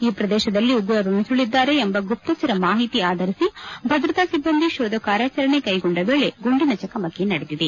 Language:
Kannada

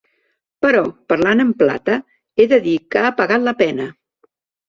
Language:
Catalan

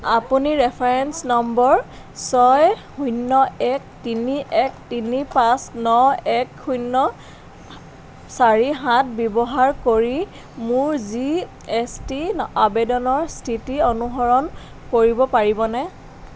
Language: Assamese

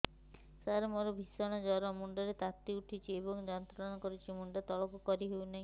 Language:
Odia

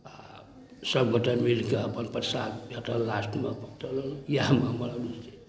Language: Maithili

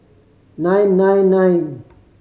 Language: English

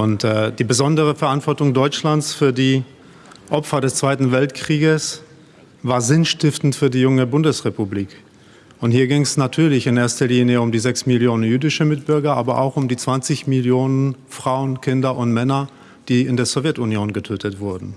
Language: German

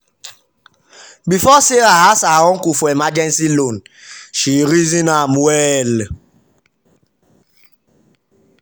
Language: Nigerian Pidgin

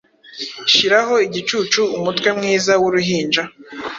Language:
Kinyarwanda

